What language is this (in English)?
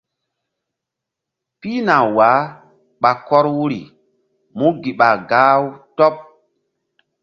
Mbum